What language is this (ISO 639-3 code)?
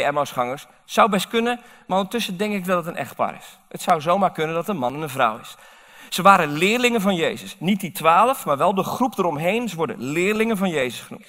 nld